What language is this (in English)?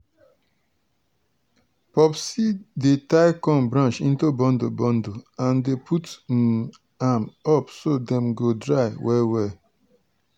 Nigerian Pidgin